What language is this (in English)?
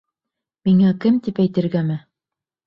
Bashkir